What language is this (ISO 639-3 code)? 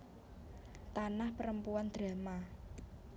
jav